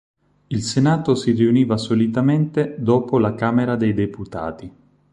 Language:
Italian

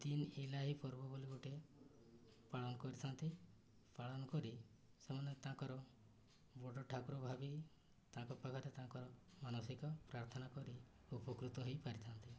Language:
Odia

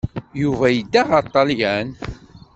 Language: Kabyle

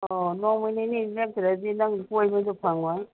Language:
Manipuri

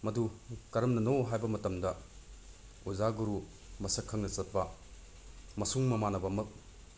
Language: Manipuri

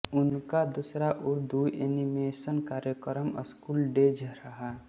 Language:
Hindi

